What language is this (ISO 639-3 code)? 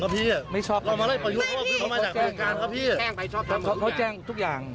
tha